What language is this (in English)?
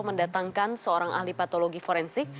Indonesian